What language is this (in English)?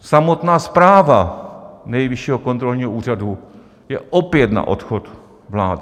Czech